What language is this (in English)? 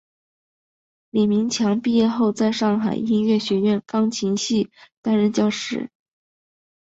Chinese